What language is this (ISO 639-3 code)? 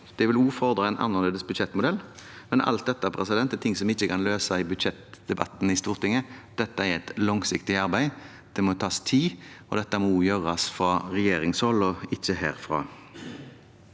nor